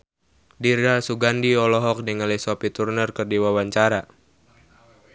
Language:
Sundanese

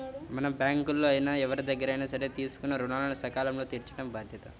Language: Telugu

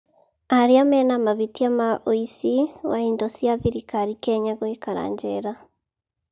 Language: Kikuyu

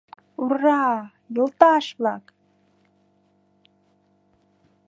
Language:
Mari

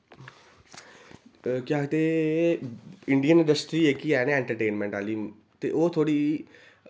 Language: Dogri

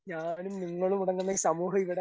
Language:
Malayalam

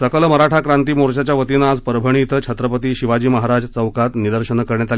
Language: Marathi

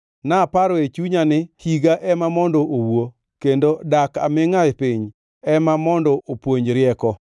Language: Luo (Kenya and Tanzania)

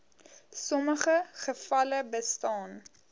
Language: Afrikaans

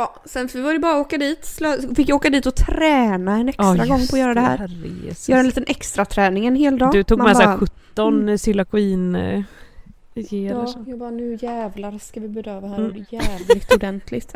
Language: Swedish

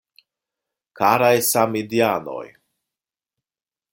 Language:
Esperanto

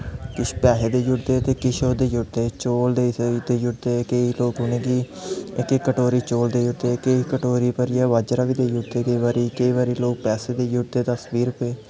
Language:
Dogri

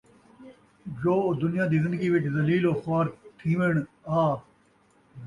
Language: Saraiki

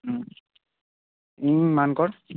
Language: Santali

